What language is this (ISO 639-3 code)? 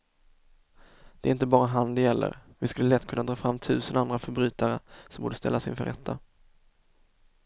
swe